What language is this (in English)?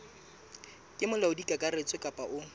Southern Sotho